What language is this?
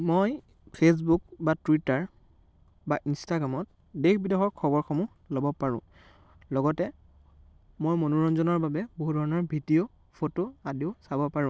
Assamese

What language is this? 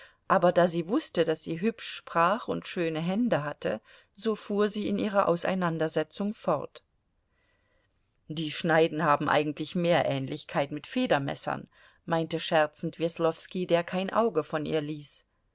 German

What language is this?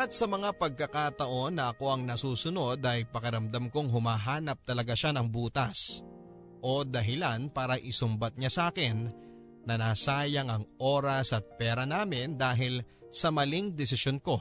Filipino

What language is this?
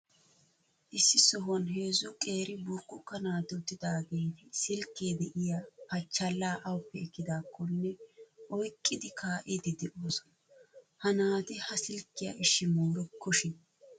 Wolaytta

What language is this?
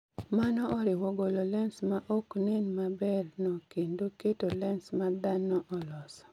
Luo (Kenya and Tanzania)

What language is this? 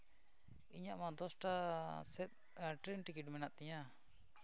Santali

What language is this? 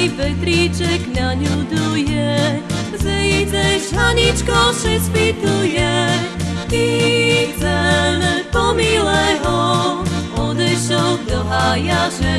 Slovak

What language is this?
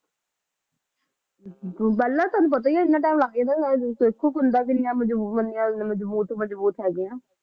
Punjabi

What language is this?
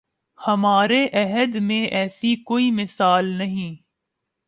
Urdu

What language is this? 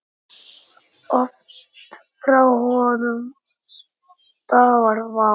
Icelandic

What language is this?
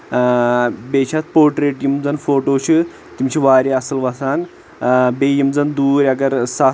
Kashmiri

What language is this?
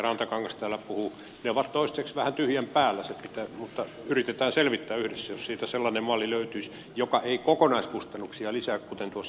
Finnish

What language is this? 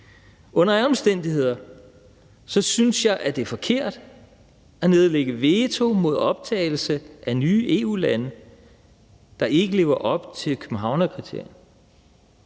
Danish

